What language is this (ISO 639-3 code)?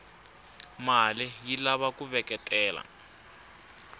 tso